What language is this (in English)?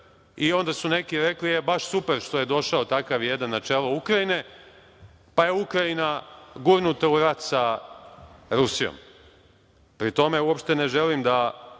Serbian